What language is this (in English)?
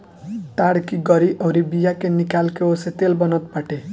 Bhojpuri